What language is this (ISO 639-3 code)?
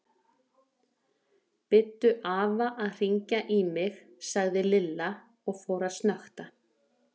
isl